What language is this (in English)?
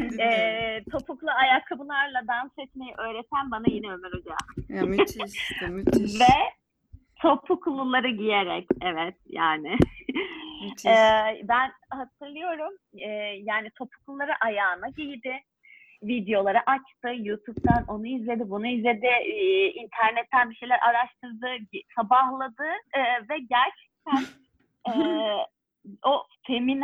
Turkish